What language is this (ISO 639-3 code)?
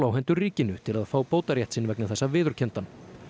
isl